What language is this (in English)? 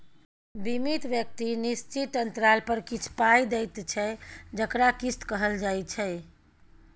Maithili